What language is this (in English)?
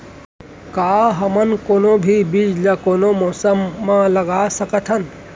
Chhattisgarhi